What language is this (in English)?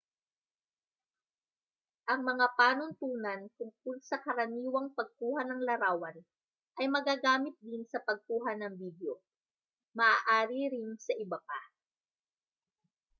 Filipino